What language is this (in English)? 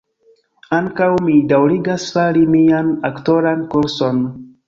Esperanto